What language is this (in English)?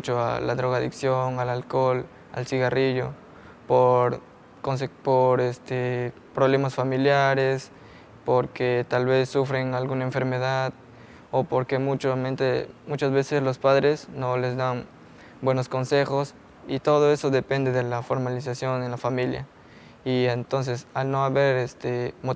Spanish